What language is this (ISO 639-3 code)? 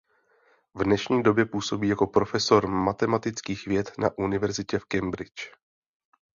ces